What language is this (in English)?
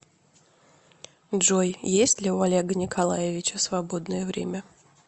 Russian